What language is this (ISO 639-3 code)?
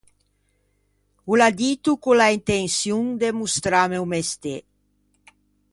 lij